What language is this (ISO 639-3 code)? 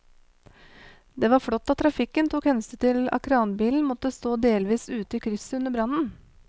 nor